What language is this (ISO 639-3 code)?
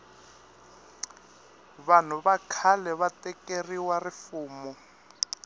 tso